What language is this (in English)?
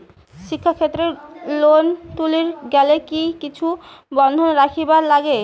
Bangla